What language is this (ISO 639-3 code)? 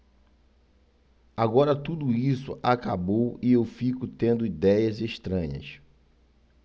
por